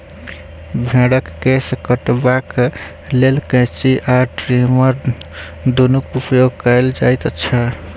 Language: Maithili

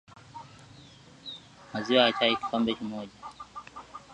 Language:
Swahili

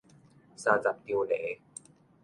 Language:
Min Nan Chinese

